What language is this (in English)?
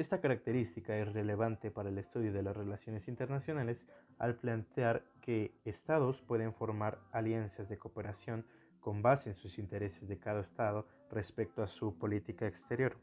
Spanish